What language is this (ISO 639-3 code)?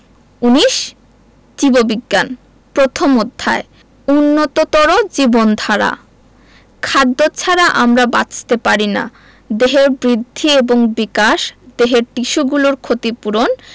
ben